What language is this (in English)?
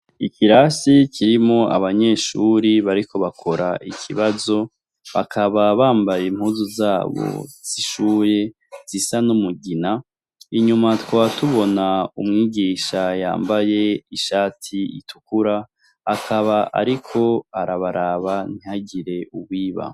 Rundi